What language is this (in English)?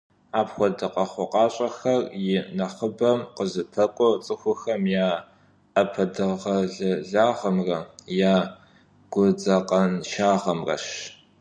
Kabardian